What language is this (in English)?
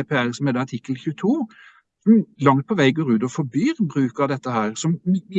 Norwegian